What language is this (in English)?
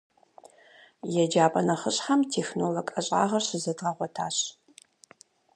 Kabardian